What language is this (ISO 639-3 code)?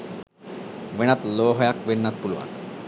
sin